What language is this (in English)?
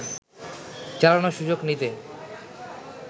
Bangla